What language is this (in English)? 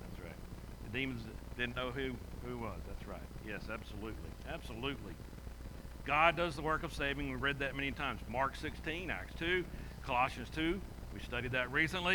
English